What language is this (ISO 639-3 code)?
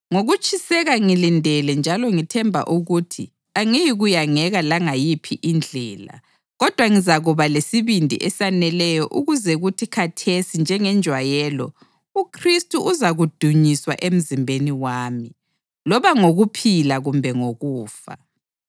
nde